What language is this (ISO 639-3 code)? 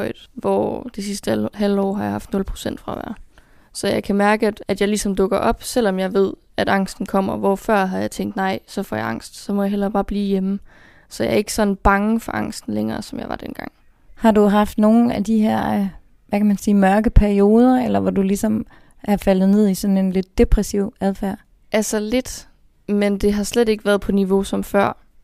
dan